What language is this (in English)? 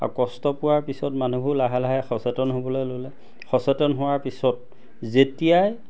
Assamese